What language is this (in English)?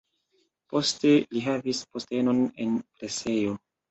Esperanto